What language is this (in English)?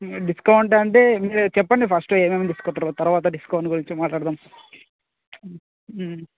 Telugu